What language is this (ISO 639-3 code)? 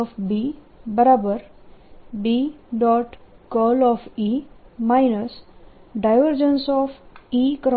guj